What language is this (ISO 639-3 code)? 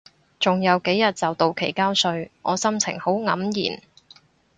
yue